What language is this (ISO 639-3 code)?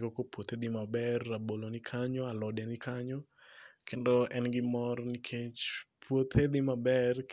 luo